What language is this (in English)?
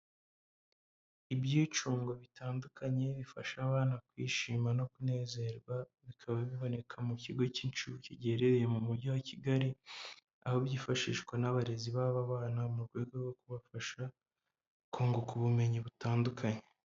Kinyarwanda